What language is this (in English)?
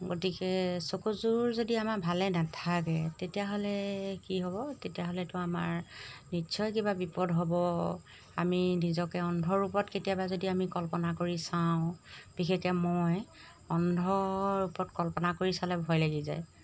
Assamese